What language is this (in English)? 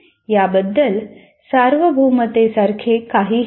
Marathi